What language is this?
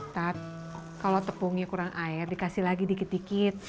Indonesian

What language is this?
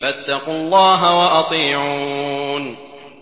Arabic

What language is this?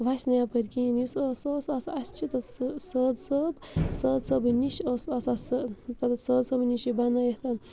Kashmiri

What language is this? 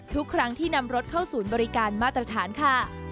Thai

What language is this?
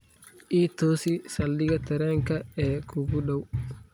Somali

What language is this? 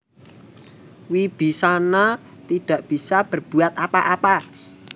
Javanese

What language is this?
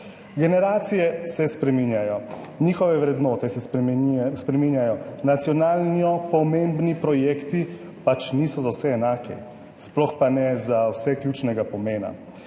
Slovenian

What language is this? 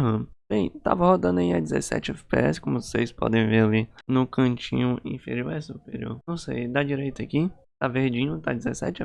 Portuguese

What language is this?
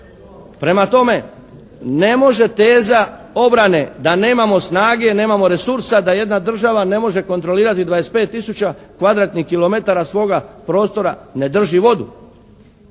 Croatian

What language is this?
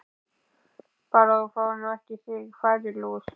Icelandic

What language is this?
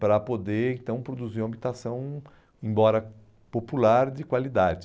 Portuguese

